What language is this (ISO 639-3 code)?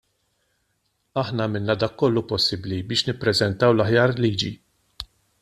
mlt